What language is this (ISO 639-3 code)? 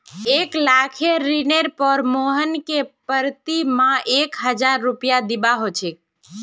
mag